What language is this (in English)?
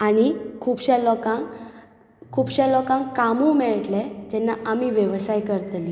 Konkani